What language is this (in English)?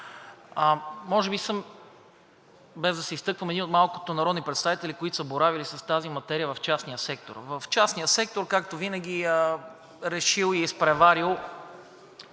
Bulgarian